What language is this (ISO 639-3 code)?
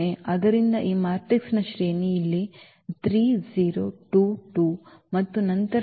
kan